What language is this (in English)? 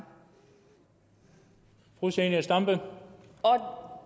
Danish